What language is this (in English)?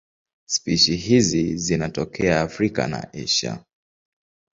Swahili